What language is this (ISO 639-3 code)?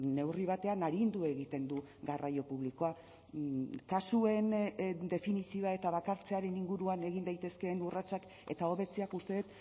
eus